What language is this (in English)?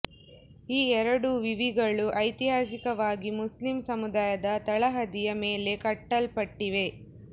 Kannada